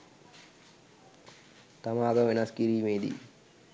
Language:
Sinhala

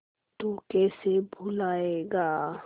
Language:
Hindi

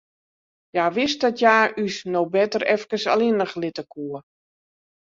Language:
Western Frisian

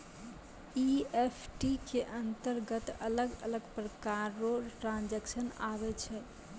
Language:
Maithili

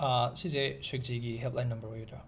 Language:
Manipuri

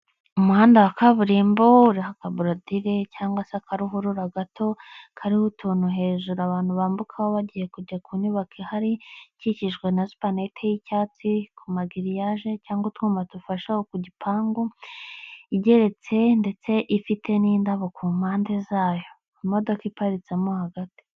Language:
Kinyarwanda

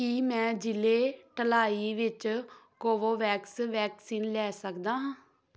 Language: Punjabi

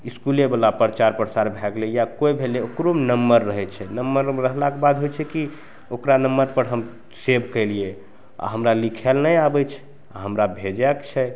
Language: Maithili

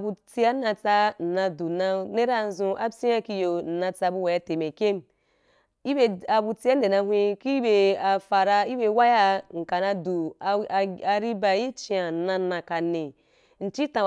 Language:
Wapan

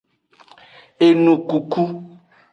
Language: Aja (Benin)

